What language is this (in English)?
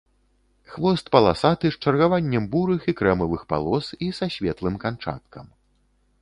Belarusian